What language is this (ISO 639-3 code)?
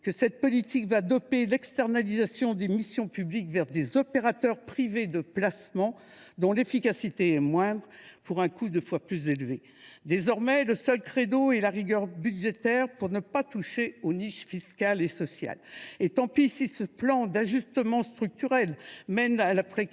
fra